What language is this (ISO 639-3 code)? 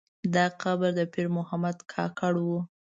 pus